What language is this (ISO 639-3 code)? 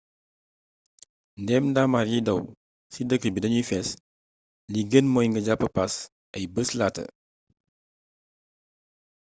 wol